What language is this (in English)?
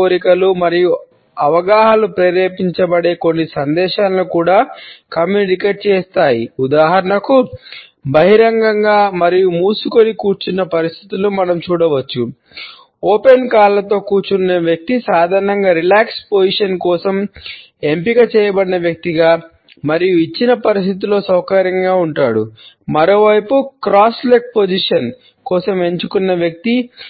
Telugu